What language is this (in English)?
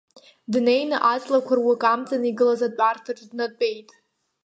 Abkhazian